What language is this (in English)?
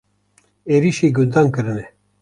Kurdish